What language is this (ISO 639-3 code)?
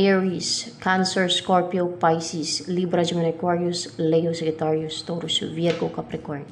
fil